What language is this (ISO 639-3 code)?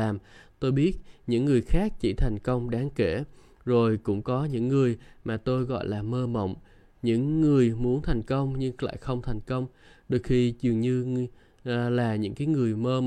vie